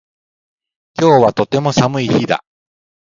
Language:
Japanese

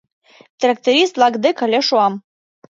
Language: Mari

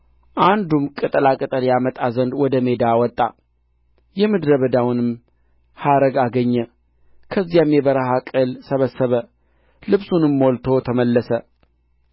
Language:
Amharic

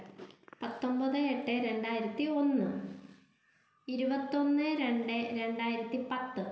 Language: Malayalam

